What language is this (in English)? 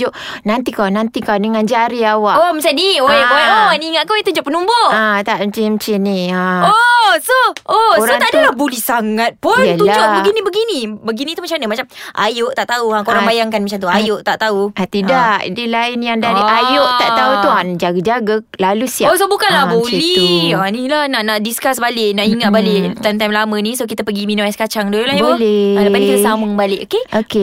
Malay